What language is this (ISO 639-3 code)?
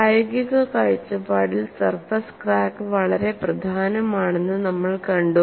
mal